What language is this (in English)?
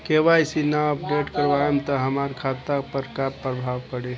Bhojpuri